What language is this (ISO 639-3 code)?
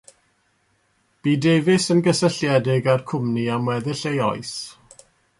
cym